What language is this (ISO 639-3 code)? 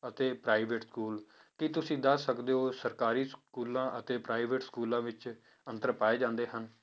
pan